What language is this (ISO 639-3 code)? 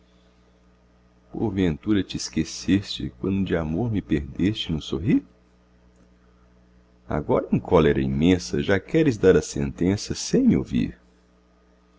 por